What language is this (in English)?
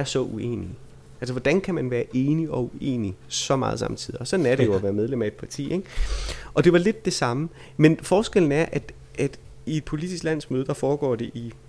Danish